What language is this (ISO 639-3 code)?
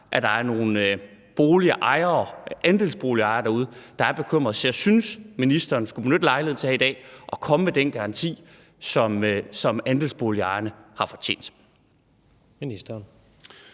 dan